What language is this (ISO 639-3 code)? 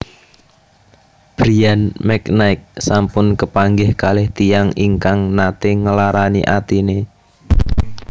jav